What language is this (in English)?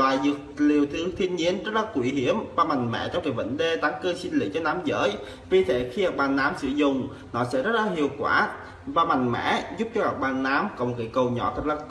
Vietnamese